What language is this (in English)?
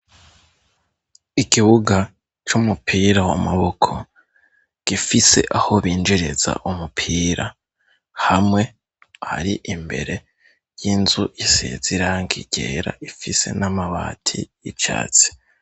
Rundi